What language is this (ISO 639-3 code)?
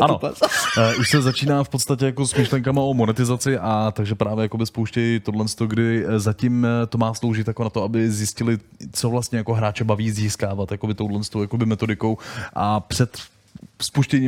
ces